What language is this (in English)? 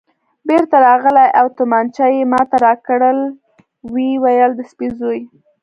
Pashto